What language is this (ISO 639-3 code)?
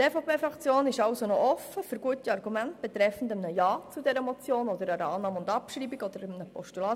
gsw